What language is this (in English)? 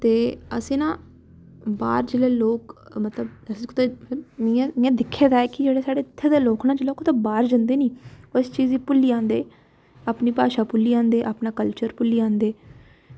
Dogri